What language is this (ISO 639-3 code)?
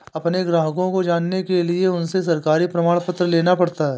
hin